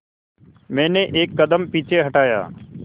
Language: Hindi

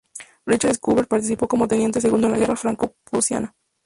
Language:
Spanish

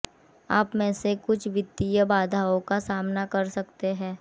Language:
Hindi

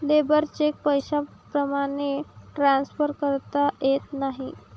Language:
Marathi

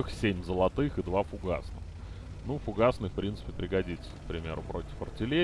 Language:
Russian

